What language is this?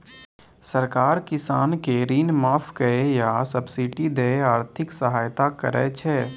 Maithili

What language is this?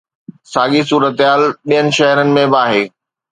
Sindhi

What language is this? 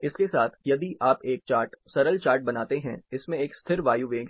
Hindi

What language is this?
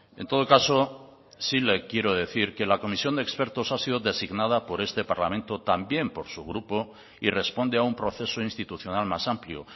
Spanish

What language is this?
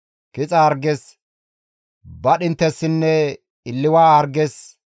Gamo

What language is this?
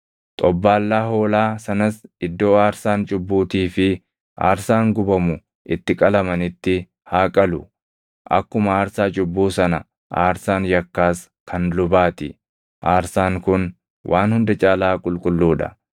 Oromo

